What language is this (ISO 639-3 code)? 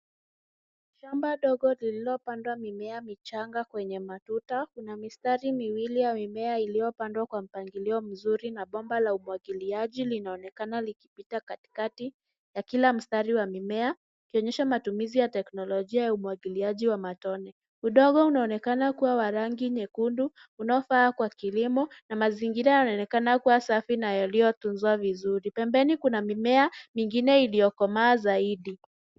swa